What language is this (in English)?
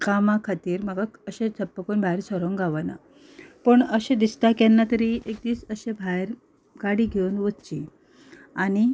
Konkani